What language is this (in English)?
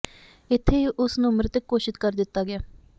Punjabi